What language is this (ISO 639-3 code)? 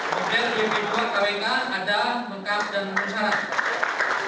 ind